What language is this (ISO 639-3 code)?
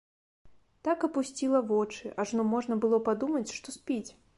bel